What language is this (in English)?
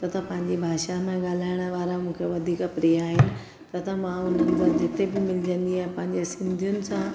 Sindhi